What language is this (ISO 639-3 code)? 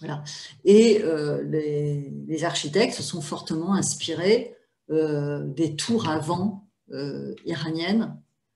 fra